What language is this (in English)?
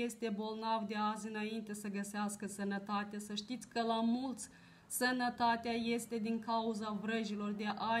Romanian